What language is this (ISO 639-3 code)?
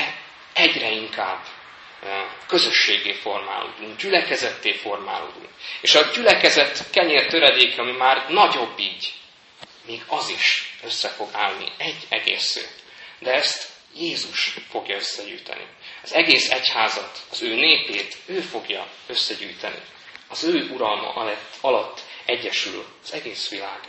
hun